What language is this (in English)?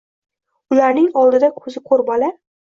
Uzbek